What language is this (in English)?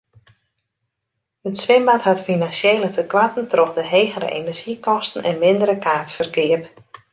Western Frisian